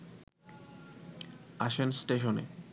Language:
Bangla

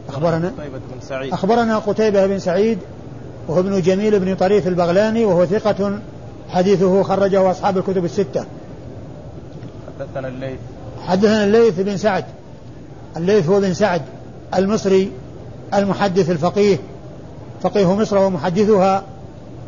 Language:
Arabic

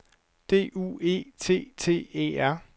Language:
Danish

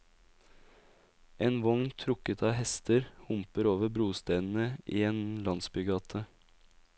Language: Norwegian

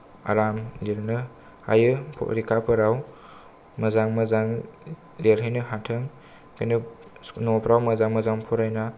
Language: Bodo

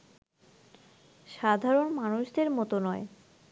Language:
Bangla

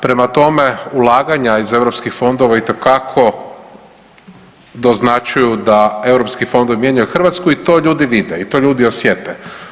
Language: Croatian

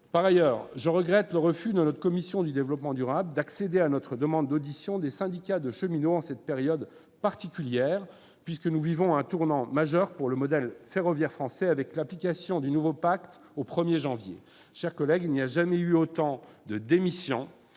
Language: French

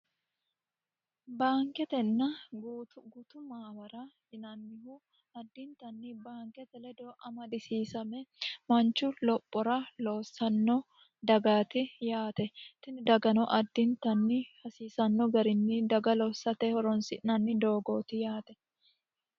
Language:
Sidamo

